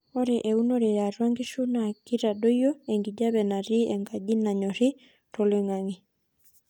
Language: Masai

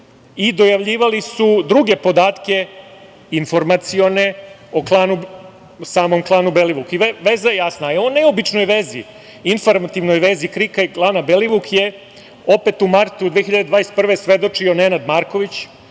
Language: Serbian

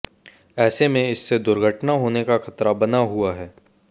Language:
Hindi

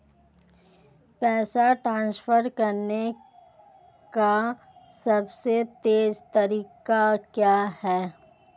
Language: Hindi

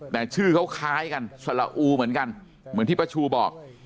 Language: Thai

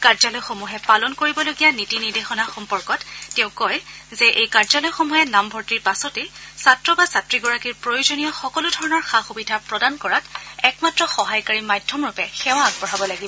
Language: Assamese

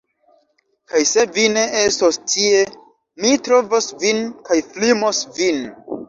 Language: Esperanto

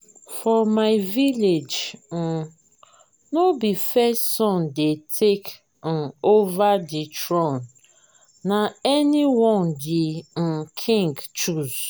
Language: Nigerian Pidgin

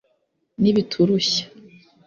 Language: Kinyarwanda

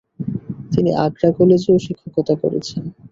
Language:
Bangla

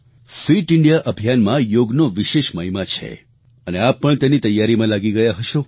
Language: Gujarati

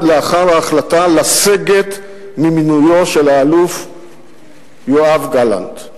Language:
Hebrew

